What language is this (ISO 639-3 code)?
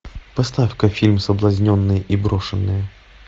rus